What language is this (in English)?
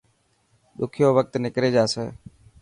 Dhatki